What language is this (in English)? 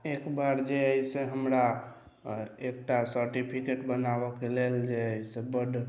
Maithili